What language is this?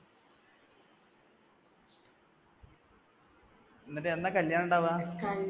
Malayalam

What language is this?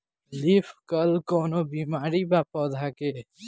Bhojpuri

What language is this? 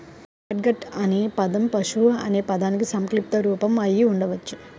Telugu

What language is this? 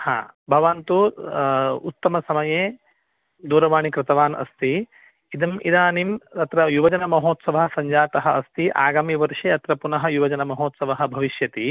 Sanskrit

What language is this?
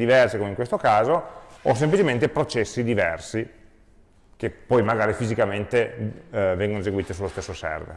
Italian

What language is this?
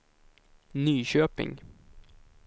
Swedish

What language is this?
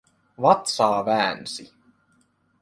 Finnish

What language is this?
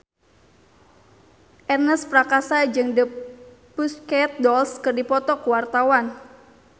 Sundanese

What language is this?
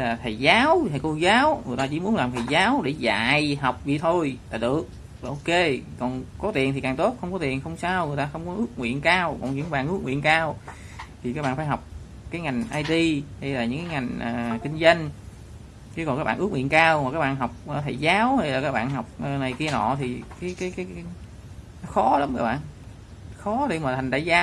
Vietnamese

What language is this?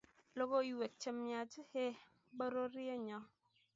Kalenjin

